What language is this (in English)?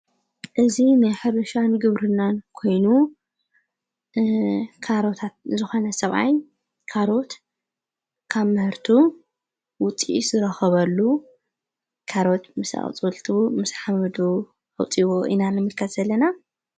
Tigrinya